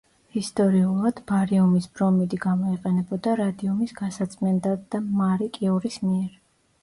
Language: Georgian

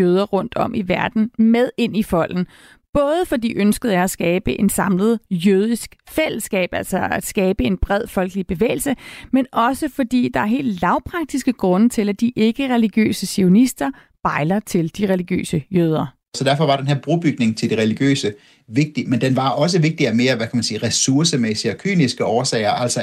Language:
Danish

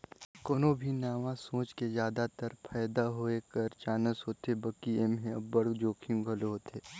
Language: Chhattisgarhi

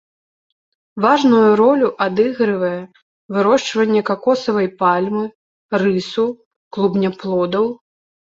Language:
Belarusian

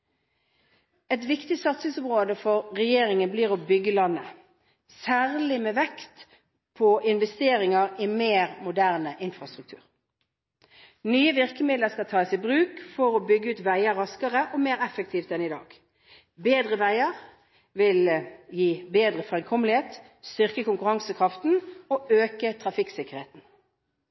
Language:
Norwegian Bokmål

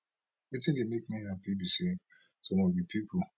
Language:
Nigerian Pidgin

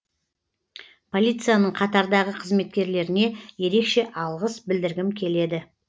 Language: Kazakh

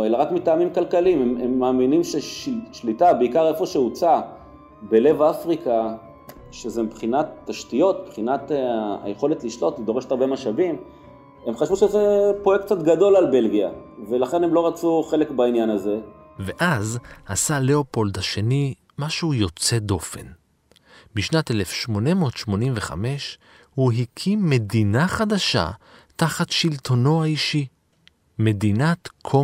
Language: Hebrew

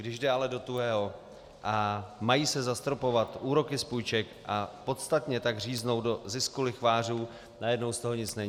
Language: Czech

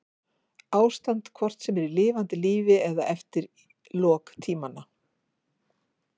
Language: Icelandic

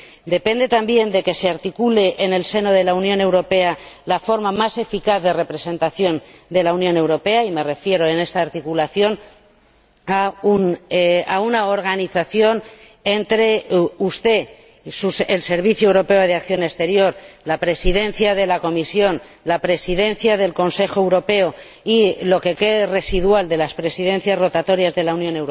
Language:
Spanish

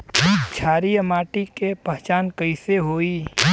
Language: Bhojpuri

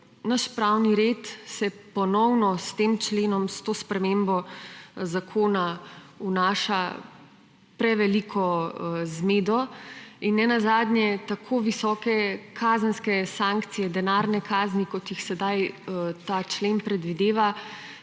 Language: Slovenian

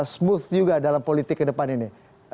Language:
Indonesian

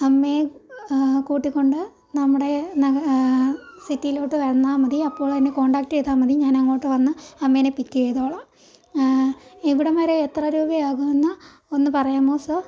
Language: Malayalam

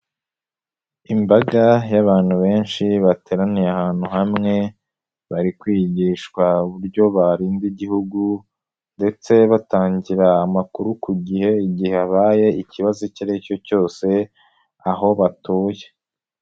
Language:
Kinyarwanda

